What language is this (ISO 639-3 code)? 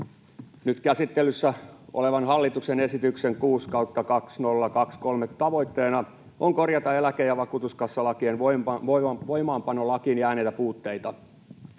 fin